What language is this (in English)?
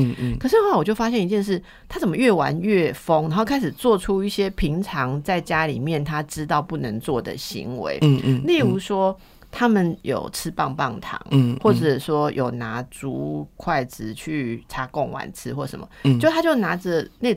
Chinese